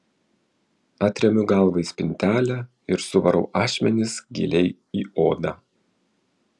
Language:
Lithuanian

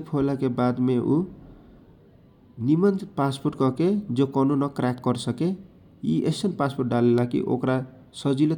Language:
Kochila Tharu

